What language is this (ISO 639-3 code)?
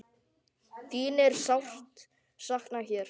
isl